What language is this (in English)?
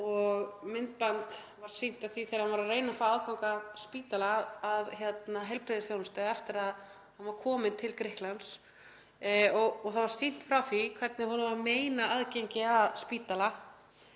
Icelandic